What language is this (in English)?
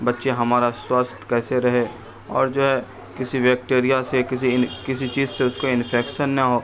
Urdu